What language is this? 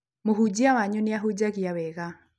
Kikuyu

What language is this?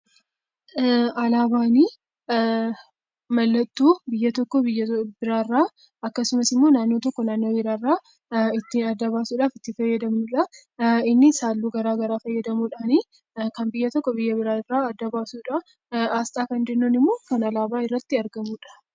Oromo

